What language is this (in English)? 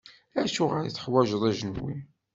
Kabyle